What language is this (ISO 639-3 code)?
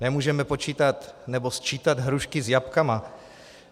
ces